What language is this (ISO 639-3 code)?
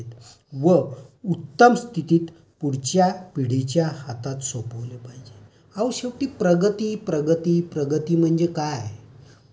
mar